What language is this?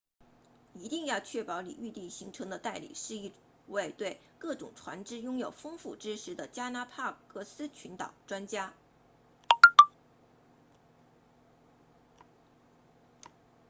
Chinese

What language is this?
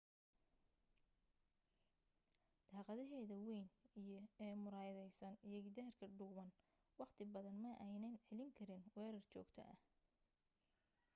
Somali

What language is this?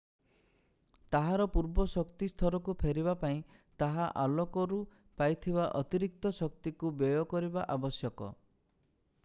Odia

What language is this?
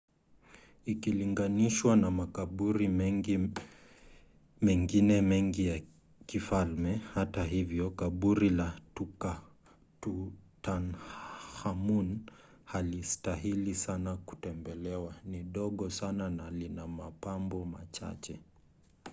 Swahili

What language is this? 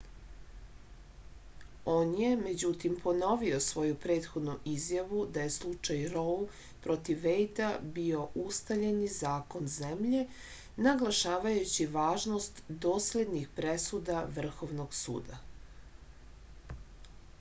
Serbian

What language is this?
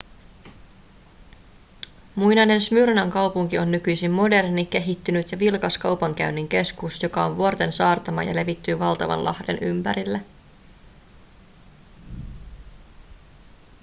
Finnish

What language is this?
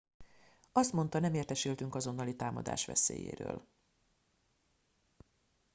Hungarian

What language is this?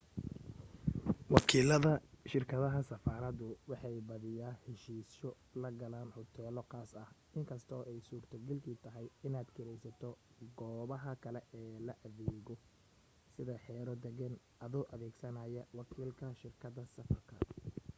Somali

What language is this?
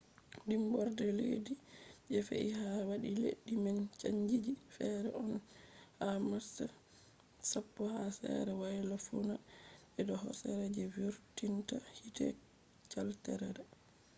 Fula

